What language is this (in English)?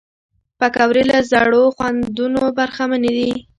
Pashto